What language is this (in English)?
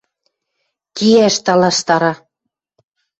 Western Mari